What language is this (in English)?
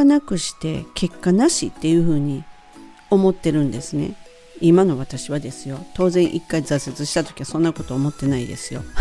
Japanese